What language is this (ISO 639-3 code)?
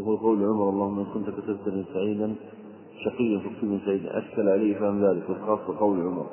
ara